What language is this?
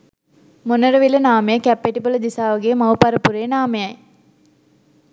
Sinhala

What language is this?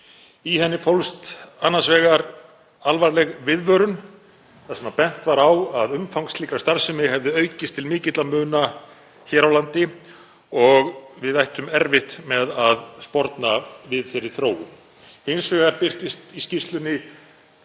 Icelandic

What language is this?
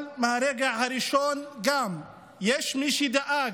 Hebrew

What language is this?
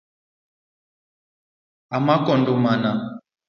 Luo (Kenya and Tanzania)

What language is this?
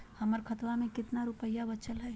Magahi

